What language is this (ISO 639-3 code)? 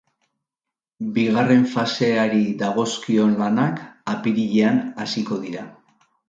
eus